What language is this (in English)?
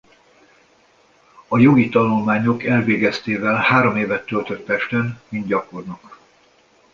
Hungarian